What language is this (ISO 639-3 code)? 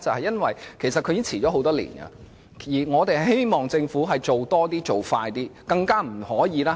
yue